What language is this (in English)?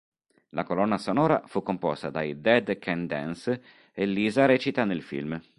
Italian